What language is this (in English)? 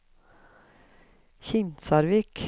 Norwegian